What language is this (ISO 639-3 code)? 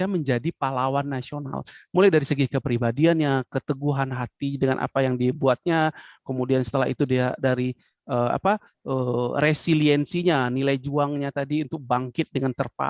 ind